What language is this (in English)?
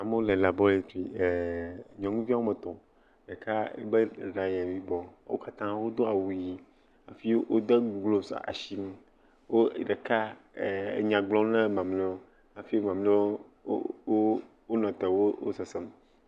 Ewe